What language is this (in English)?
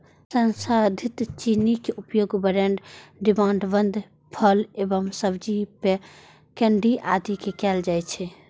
Maithili